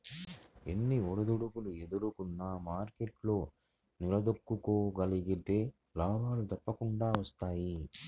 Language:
Telugu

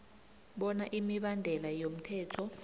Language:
South Ndebele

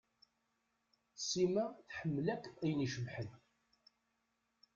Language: Kabyle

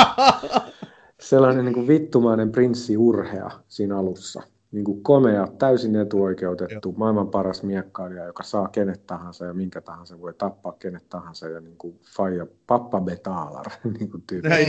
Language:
Finnish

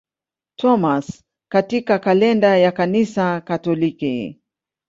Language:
Swahili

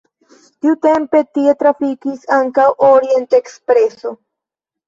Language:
Esperanto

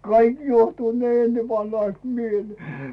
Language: Finnish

